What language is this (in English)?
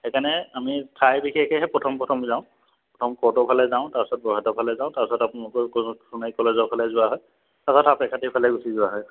Assamese